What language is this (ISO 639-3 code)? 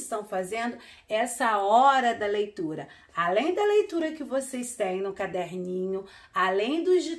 por